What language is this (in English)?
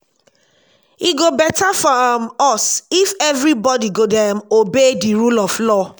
Nigerian Pidgin